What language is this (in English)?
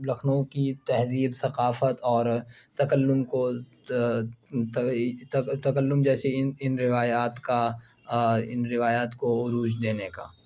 Urdu